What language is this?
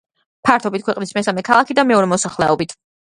Georgian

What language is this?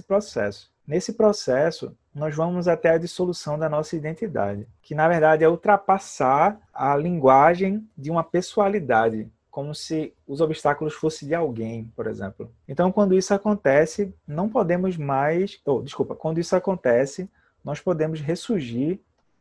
Portuguese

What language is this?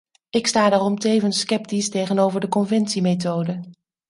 Dutch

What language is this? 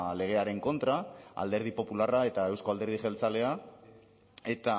Basque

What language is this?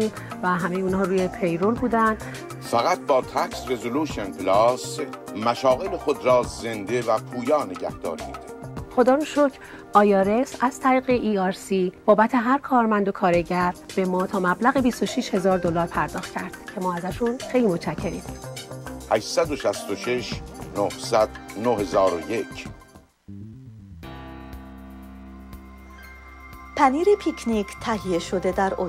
Persian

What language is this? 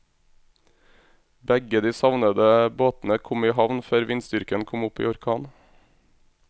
Norwegian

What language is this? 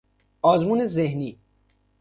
Persian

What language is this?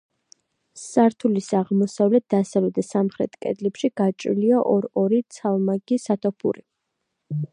Georgian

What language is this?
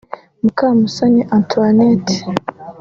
Kinyarwanda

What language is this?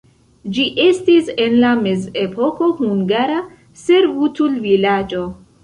Esperanto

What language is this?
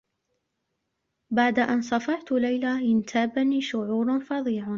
Arabic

